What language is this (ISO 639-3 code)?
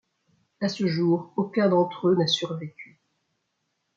fra